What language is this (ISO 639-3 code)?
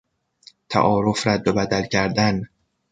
fas